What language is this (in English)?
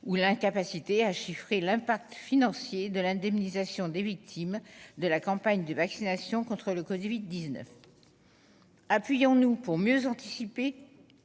French